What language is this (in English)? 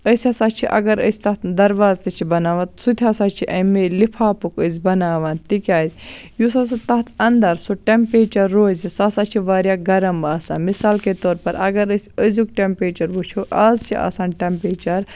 Kashmiri